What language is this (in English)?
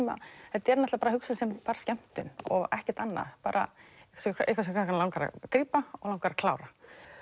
Icelandic